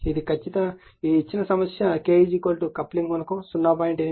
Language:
Telugu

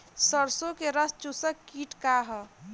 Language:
Bhojpuri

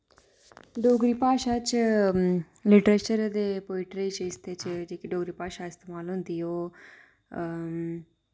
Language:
Dogri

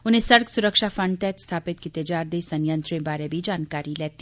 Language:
Dogri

